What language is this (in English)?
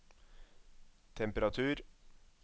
Norwegian